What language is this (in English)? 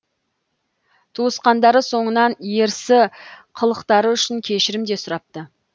Kazakh